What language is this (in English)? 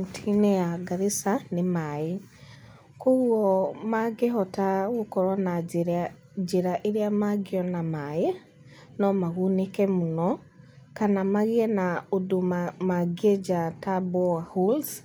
Kikuyu